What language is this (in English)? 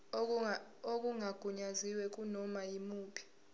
Zulu